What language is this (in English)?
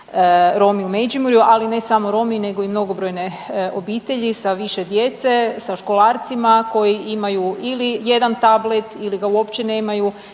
Croatian